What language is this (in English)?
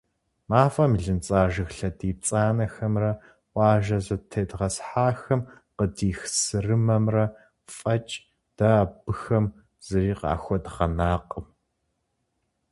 Kabardian